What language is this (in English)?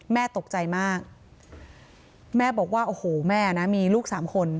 Thai